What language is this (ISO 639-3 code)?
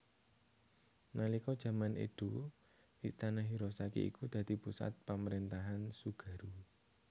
jav